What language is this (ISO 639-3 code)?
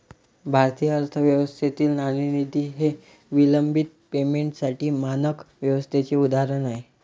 mar